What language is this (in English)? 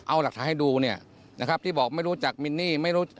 Thai